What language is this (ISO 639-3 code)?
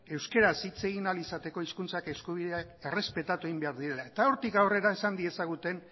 eus